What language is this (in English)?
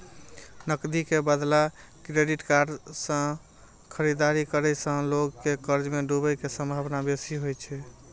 Maithili